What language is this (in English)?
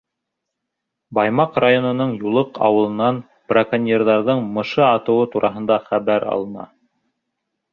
Bashkir